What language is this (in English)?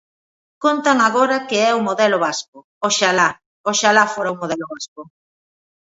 Galician